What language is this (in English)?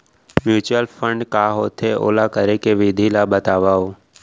Chhattisgarhi